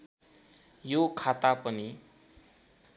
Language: Nepali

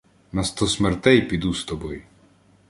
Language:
Ukrainian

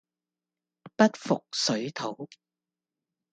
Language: Cantonese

